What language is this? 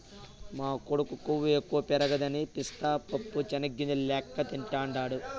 Telugu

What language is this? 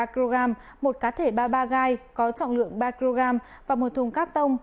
Vietnamese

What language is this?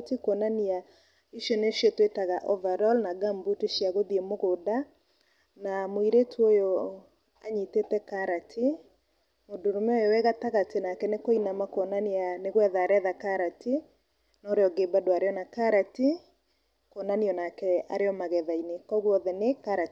Kikuyu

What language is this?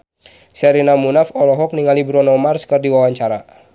Sundanese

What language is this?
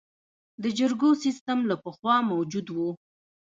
Pashto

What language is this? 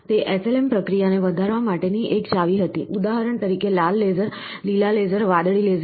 Gujarati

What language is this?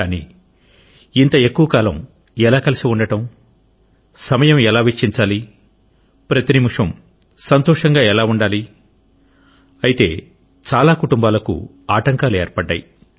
Telugu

